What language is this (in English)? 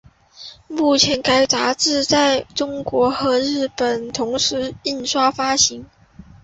Chinese